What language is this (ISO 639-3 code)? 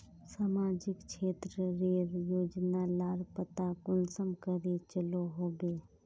mag